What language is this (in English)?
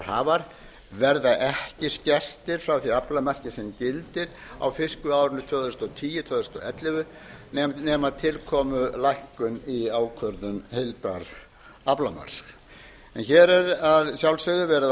Icelandic